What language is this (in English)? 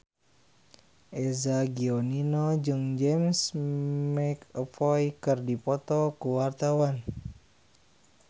Sundanese